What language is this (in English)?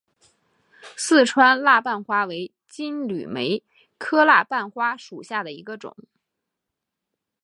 Chinese